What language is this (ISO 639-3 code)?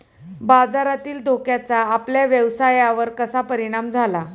mar